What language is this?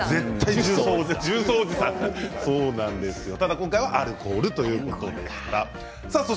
Japanese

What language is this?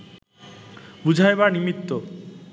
Bangla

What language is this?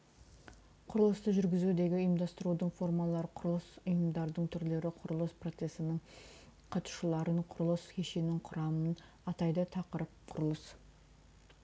Kazakh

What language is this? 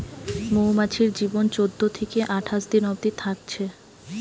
Bangla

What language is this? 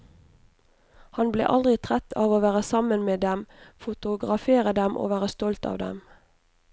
Norwegian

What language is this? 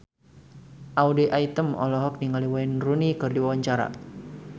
Sundanese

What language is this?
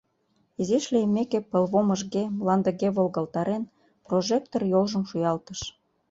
Mari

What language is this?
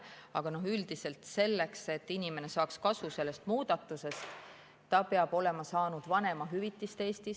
Estonian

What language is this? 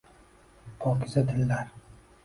Uzbek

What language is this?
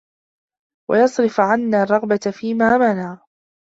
Arabic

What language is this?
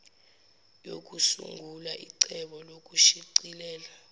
Zulu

